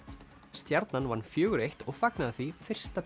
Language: Icelandic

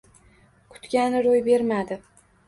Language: Uzbek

